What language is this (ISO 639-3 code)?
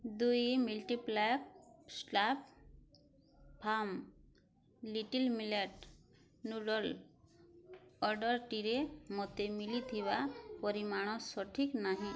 ori